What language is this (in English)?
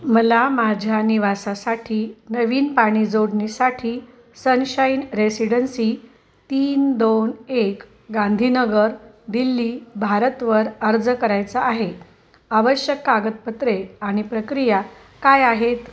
Marathi